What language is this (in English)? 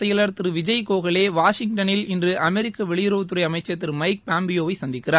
Tamil